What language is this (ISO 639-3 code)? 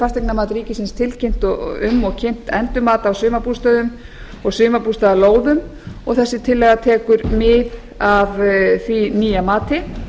isl